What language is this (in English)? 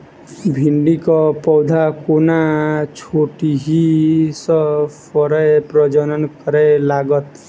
Maithili